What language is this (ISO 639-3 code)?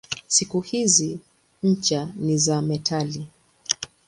swa